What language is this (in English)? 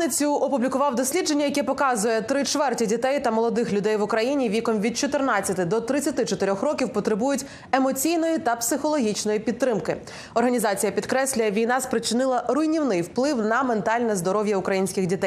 Ukrainian